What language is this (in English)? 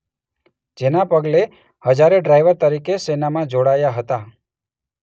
Gujarati